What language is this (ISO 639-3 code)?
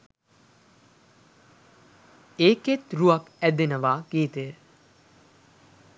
sin